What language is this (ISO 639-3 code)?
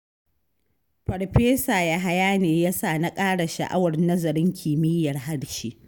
hau